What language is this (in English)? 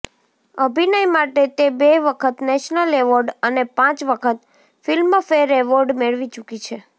Gujarati